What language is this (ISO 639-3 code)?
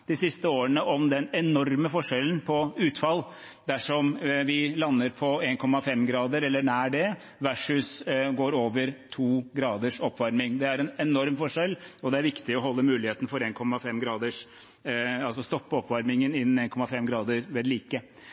nob